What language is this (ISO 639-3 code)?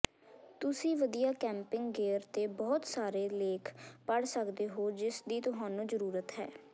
pan